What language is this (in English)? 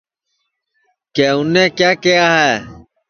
Sansi